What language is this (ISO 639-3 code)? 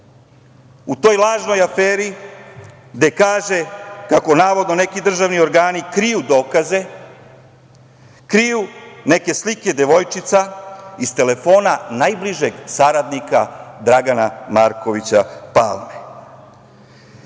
srp